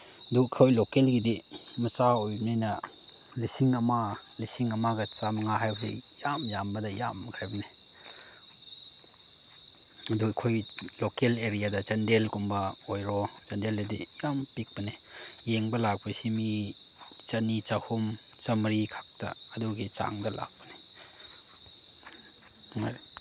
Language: Manipuri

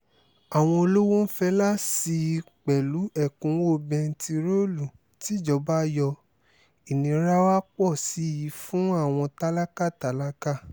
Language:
Yoruba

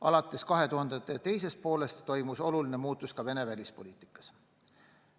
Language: Estonian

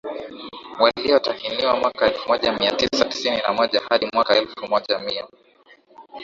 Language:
Swahili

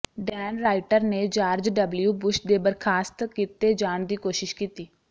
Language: Punjabi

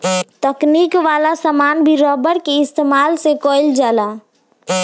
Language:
Bhojpuri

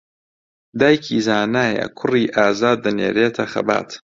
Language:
Central Kurdish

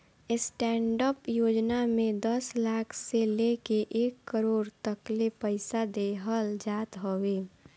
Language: Bhojpuri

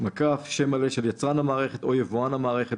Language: Hebrew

